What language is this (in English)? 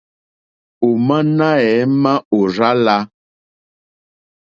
Mokpwe